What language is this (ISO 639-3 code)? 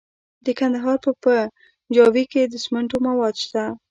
pus